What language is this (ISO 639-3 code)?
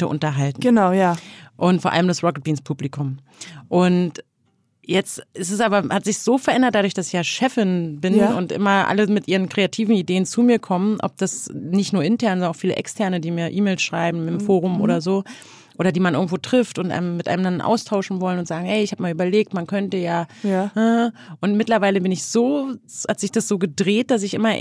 deu